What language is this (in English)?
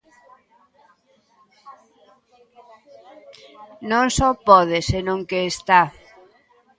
Galician